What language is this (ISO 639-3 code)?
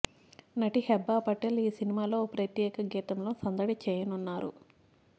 tel